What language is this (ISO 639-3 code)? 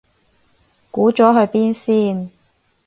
yue